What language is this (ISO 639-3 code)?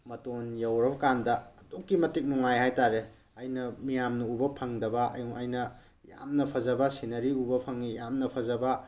mni